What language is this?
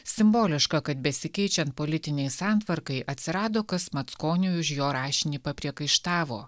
Lithuanian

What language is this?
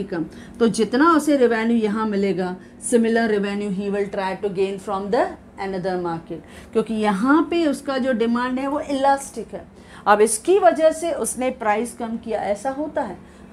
Hindi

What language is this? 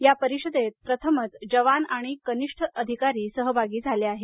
Marathi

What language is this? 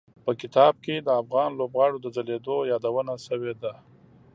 Pashto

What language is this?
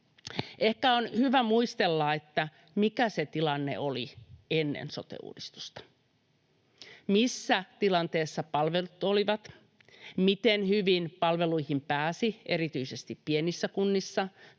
Finnish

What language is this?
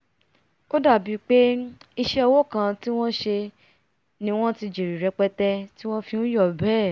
Yoruba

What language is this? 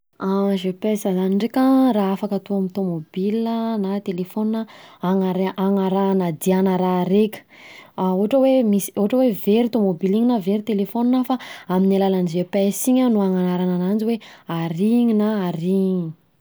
Southern Betsimisaraka Malagasy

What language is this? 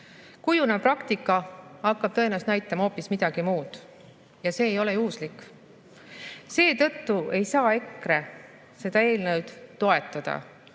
Estonian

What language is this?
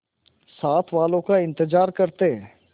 Hindi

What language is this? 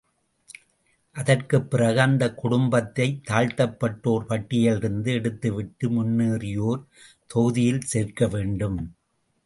Tamil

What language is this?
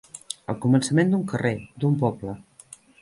Catalan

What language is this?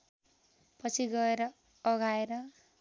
Nepali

